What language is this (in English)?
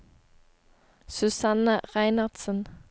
Norwegian